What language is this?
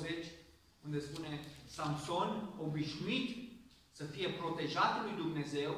Romanian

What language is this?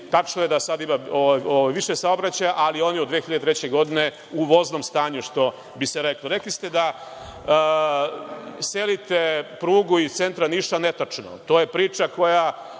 Serbian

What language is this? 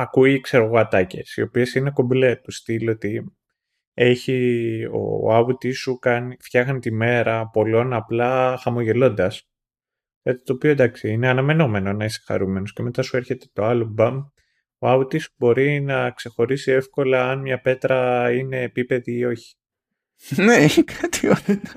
Greek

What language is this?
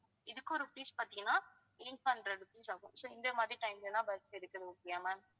Tamil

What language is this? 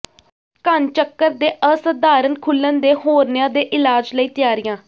Punjabi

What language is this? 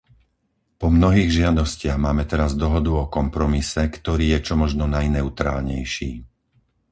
Slovak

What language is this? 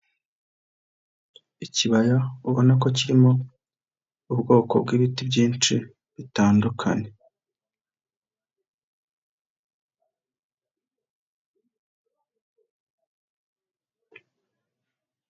Kinyarwanda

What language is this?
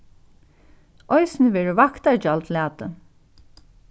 Faroese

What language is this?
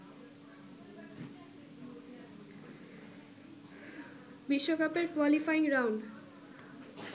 Bangla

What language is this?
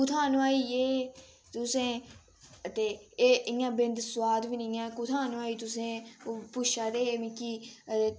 Dogri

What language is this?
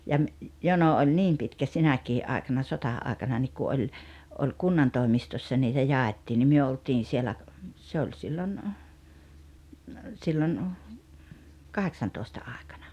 Finnish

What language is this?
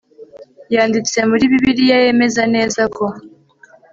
Kinyarwanda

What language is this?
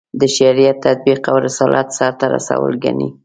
Pashto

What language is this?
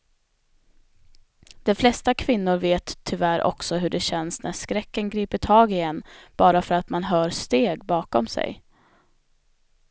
Swedish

